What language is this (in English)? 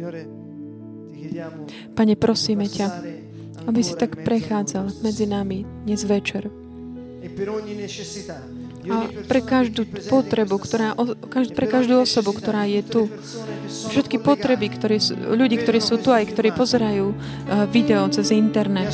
Slovak